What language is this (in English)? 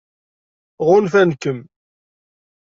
Kabyle